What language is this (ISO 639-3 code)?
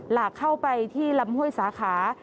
tha